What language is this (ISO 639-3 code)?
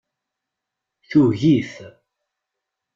kab